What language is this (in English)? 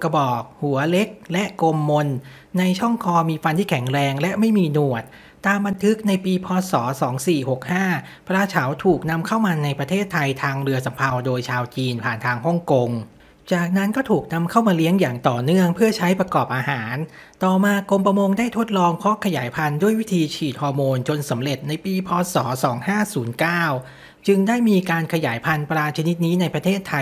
Thai